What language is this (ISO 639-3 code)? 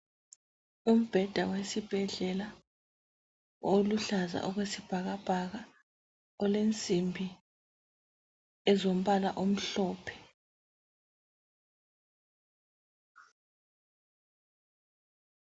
nde